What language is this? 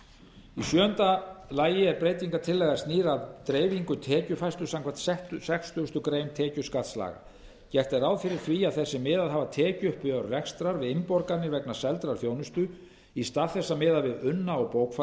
Icelandic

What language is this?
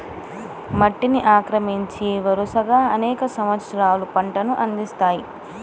Telugu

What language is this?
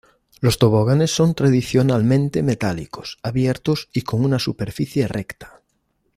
Spanish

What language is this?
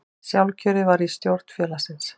Icelandic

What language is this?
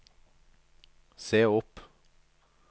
Norwegian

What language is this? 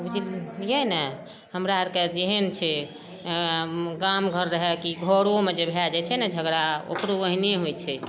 Maithili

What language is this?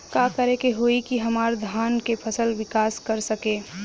Bhojpuri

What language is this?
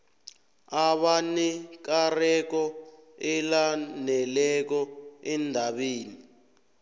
South Ndebele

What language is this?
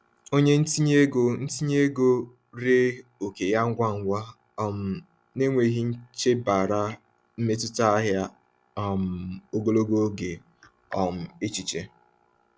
Igbo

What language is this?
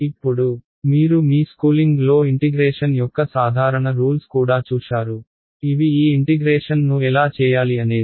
Telugu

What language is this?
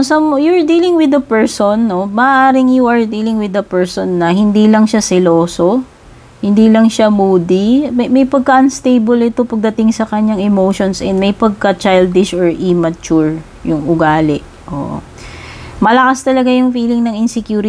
Filipino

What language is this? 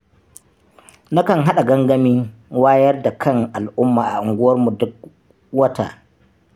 Hausa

